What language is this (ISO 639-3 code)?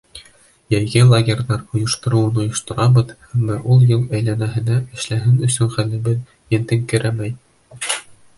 bak